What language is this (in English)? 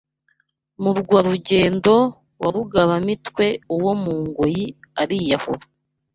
Kinyarwanda